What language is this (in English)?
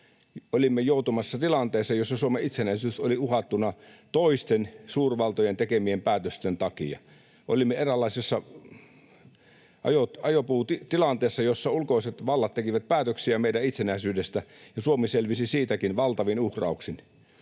Finnish